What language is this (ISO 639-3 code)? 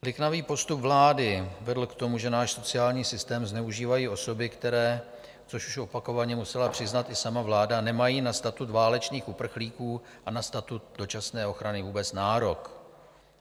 ces